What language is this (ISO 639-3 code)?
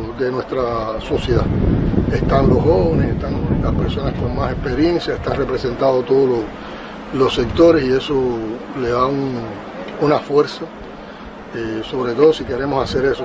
spa